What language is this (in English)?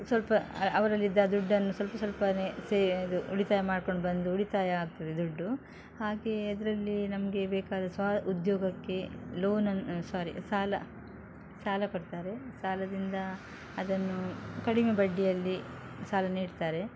Kannada